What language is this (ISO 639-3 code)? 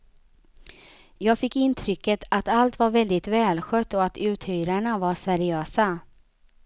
swe